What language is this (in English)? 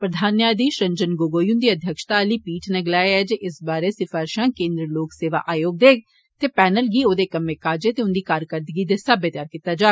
Dogri